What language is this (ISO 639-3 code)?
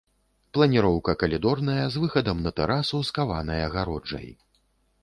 bel